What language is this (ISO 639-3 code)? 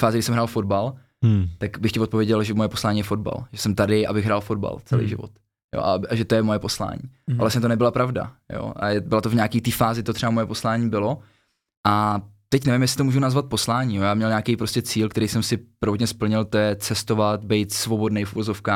ces